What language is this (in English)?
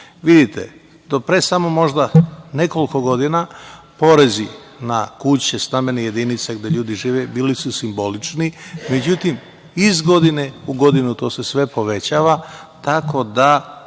Serbian